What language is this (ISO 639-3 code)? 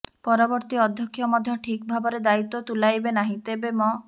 ori